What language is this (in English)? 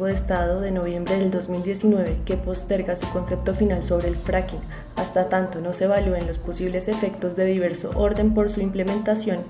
Spanish